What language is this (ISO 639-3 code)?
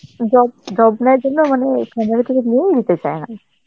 ben